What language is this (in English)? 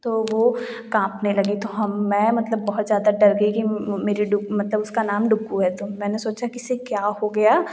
Hindi